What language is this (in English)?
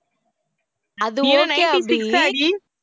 Tamil